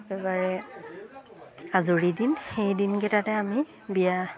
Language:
Assamese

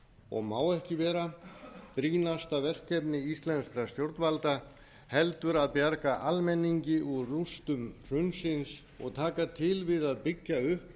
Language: Icelandic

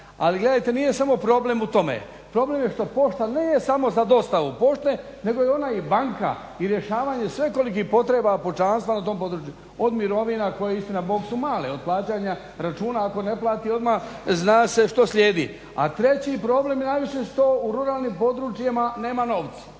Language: Croatian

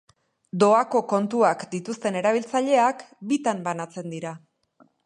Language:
Basque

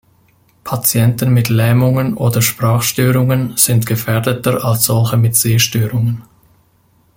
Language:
German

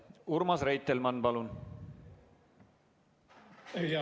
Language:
Estonian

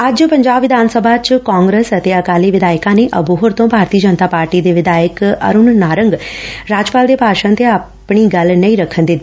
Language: Punjabi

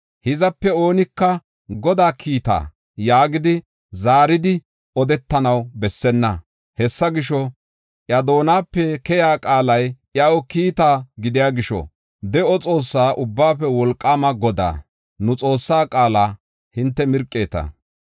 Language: Gofa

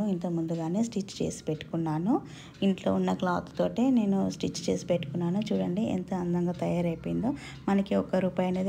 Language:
Hindi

